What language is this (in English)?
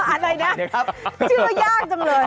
Thai